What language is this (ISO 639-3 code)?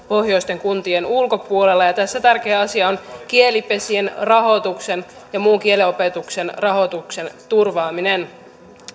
fin